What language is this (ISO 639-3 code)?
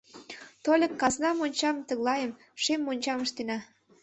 chm